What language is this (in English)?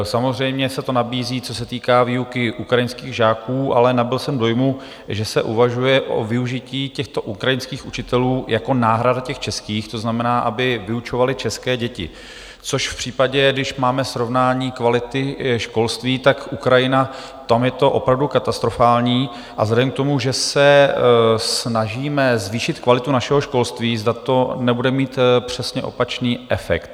Czech